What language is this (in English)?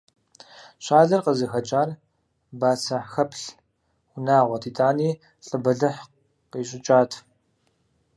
Kabardian